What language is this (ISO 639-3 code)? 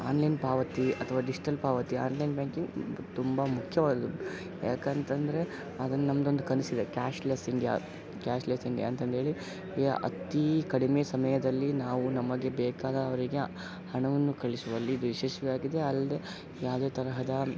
kan